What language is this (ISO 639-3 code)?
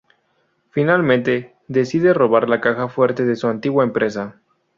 spa